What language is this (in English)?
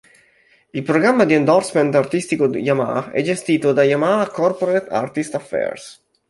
Italian